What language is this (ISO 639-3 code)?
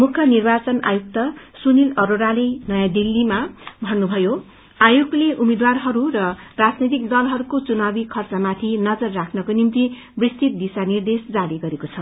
nep